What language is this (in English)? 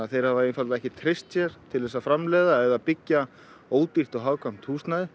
Icelandic